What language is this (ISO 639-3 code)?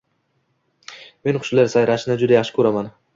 uzb